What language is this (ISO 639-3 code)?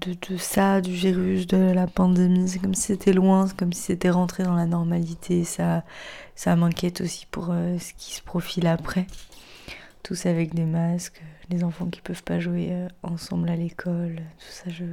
fra